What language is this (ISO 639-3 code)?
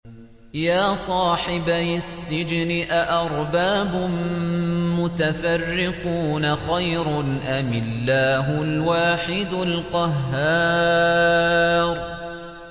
ara